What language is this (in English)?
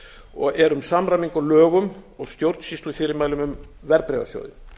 Icelandic